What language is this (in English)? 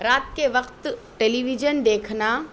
Urdu